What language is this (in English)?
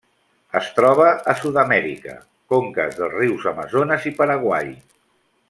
Catalan